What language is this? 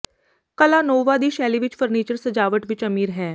Punjabi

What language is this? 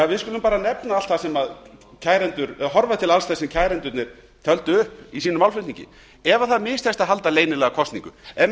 Icelandic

